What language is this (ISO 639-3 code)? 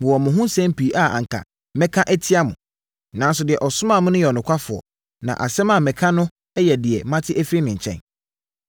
aka